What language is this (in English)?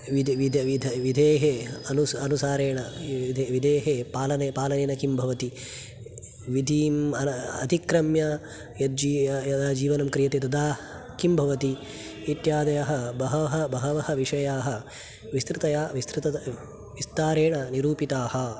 Sanskrit